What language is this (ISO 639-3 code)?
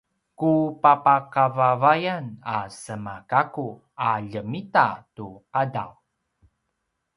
pwn